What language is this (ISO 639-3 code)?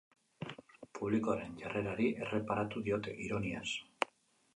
eus